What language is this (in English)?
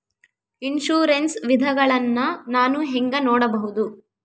Kannada